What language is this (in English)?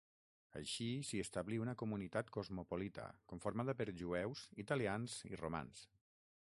Catalan